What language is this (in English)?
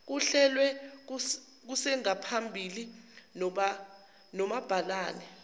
Zulu